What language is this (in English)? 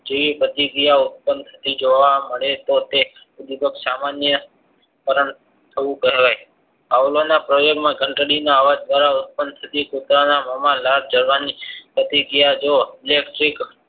Gujarati